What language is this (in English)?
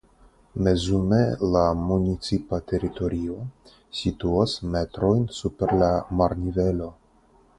Esperanto